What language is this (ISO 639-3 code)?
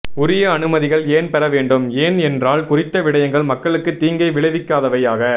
tam